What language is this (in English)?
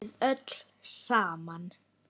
Icelandic